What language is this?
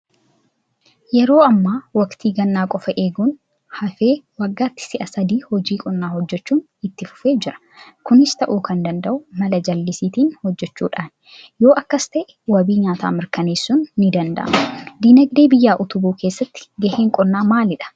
Oromo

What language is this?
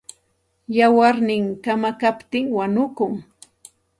Santa Ana de Tusi Pasco Quechua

